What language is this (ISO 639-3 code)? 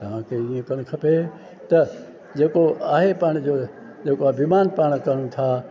snd